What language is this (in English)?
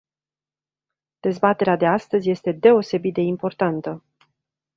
Romanian